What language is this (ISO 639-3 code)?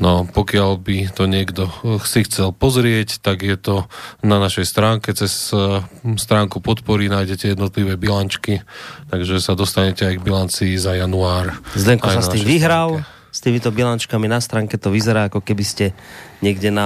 slk